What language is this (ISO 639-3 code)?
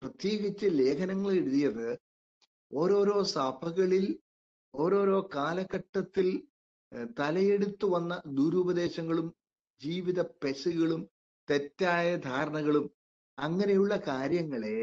mal